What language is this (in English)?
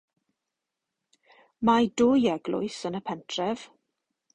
Welsh